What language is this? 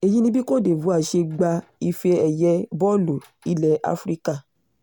Yoruba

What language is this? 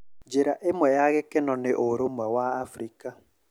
Kikuyu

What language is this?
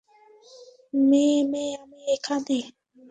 Bangla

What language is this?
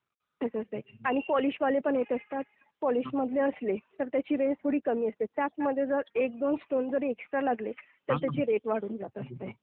Marathi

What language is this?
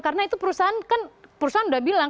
Indonesian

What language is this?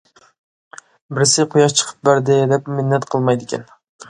Uyghur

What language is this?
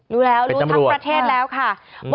Thai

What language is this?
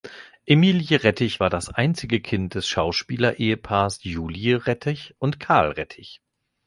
German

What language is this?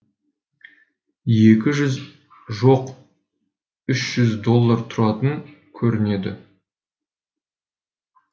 Kazakh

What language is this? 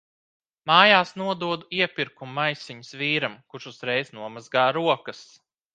Latvian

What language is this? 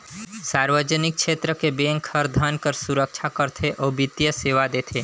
Chhattisgarhi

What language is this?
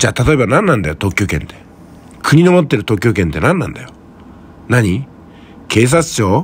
Japanese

